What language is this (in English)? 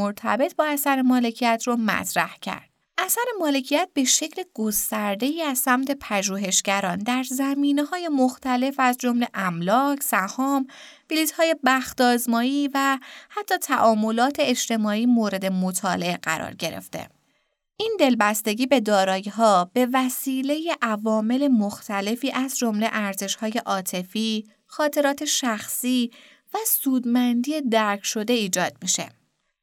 Persian